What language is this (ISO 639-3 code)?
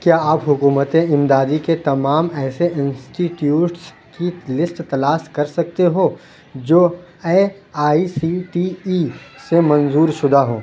urd